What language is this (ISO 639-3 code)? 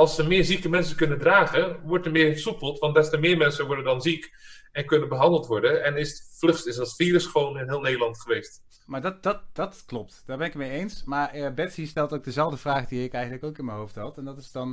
nld